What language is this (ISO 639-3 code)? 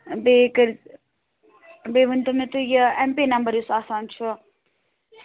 kas